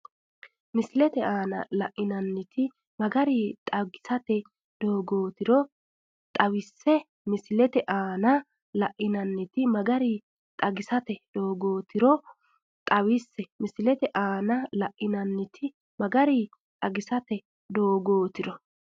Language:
Sidamo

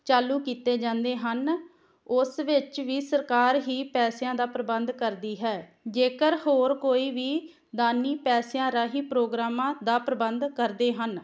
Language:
Punjabi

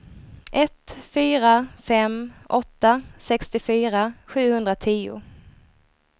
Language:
Swedish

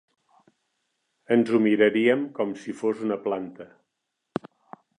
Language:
Catalan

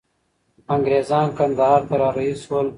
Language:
Pashto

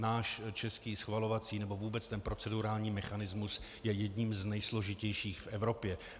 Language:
Czech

